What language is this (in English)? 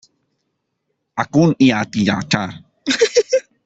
Hakha Chin